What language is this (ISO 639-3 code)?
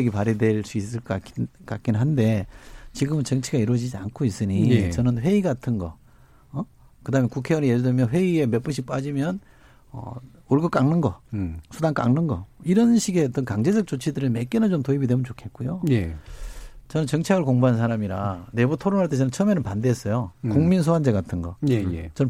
kor